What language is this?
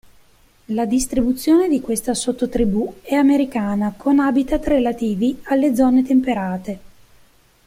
Italian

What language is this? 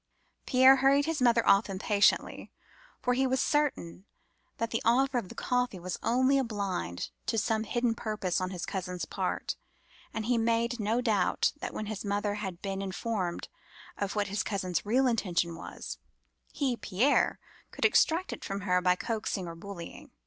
English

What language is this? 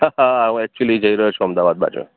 Gujarati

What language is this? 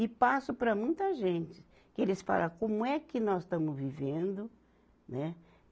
Portuguese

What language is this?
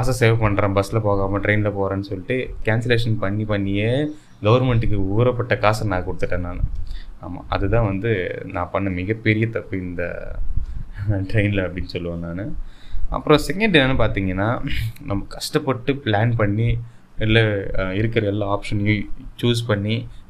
Tamil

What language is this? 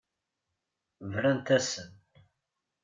Kabyle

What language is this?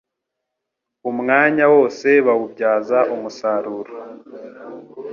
Kinyarwanda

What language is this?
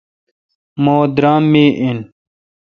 Kalkoti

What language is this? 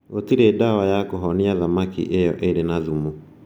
Kikuyu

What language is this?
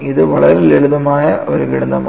Malayalam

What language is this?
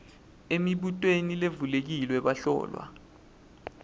Swati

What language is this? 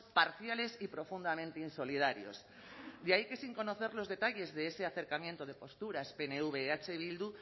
Spanish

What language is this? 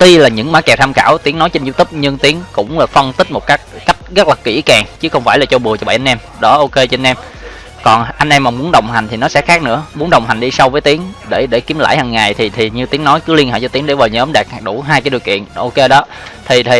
Vietnamese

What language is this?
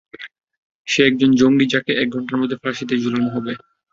Bangla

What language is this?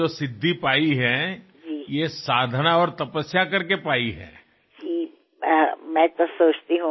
Telugu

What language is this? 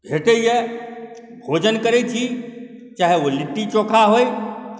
Maithili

